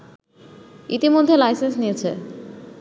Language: Bangla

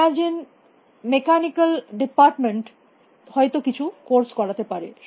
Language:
Bangla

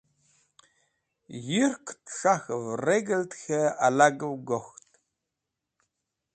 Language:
Wakhi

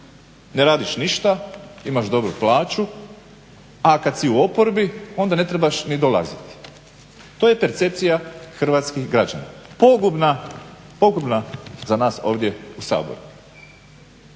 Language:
Croatian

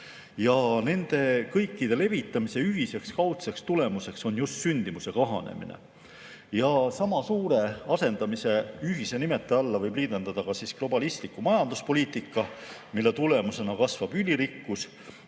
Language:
Estonian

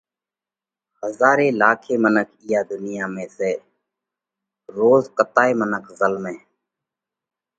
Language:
Parkari Koli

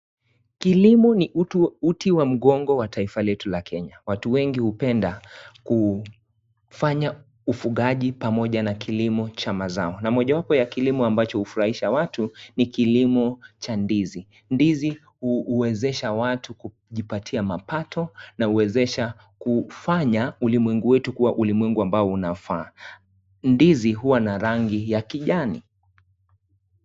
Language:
Swahili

